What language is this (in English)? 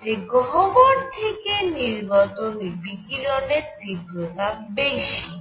Bangla